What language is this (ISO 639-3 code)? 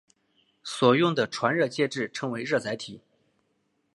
zho